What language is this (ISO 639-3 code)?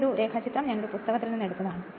mal